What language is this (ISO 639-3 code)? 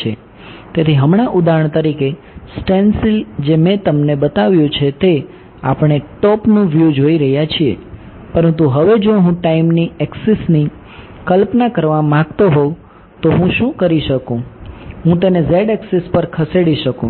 guj